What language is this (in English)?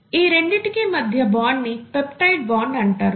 Telugu